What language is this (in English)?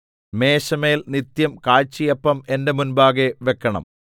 Malayalam